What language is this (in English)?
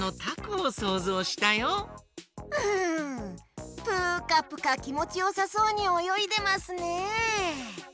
Japanese